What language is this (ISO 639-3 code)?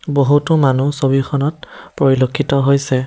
asm